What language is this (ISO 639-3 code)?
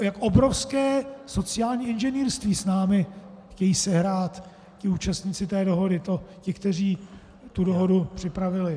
ces